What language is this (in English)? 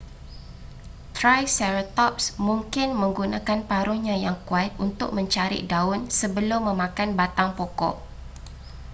Malay